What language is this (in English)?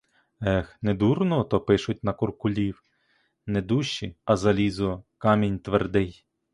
Ukrainian